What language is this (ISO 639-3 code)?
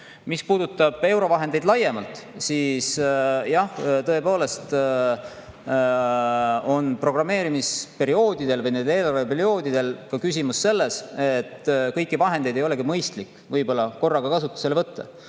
est